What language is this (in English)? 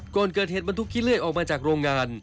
Thai